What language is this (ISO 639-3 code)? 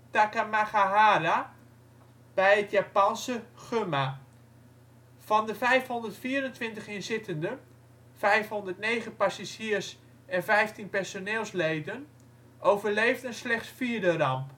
nld